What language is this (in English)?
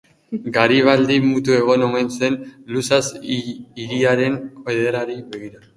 Basque